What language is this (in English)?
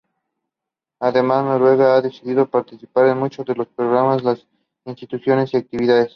Spanish